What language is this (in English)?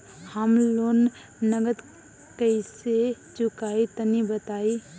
Bhojpuri